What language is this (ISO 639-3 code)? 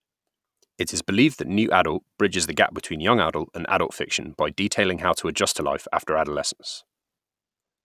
eng